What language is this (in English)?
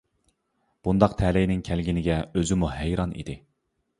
Uyghur